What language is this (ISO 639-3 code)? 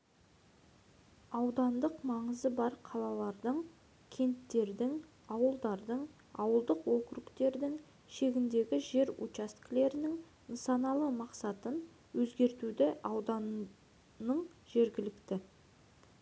kaz